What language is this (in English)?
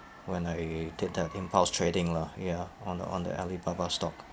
English